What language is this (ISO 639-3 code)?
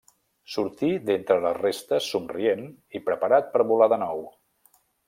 cat